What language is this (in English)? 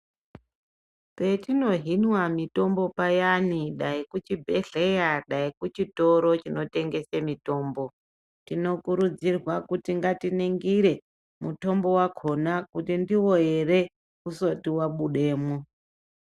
Ndau